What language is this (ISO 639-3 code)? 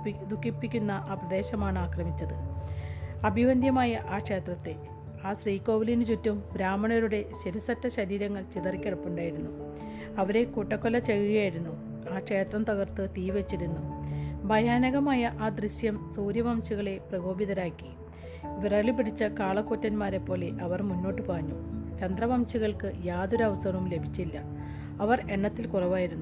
mal